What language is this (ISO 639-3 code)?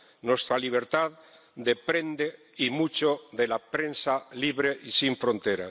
spa